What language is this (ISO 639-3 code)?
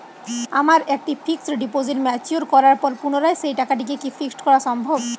ben